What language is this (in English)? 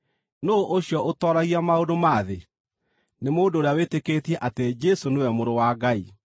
Kikuyu